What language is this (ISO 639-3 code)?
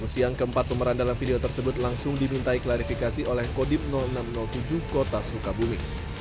ind